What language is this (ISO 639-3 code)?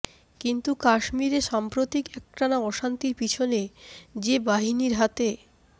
ben